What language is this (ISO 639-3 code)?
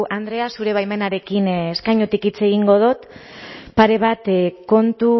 eus